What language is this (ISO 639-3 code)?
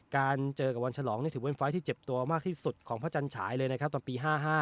tha